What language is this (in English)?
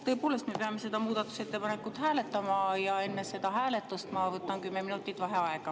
Estonian